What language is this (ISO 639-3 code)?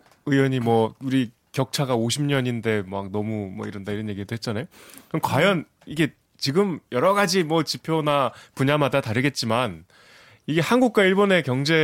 kor